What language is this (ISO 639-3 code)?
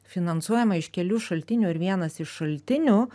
lit